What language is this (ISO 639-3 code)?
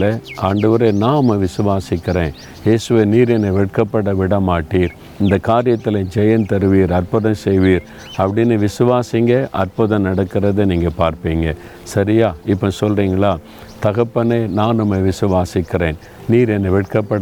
tam